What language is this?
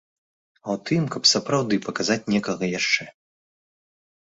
Belarusian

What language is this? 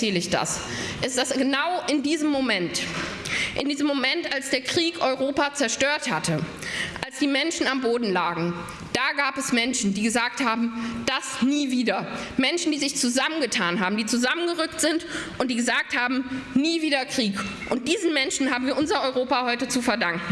German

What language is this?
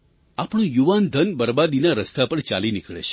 Gujarati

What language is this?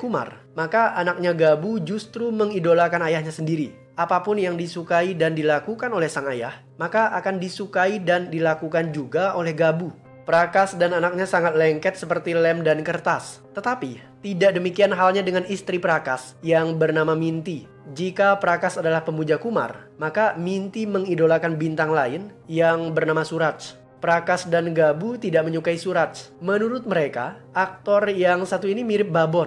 Indonesian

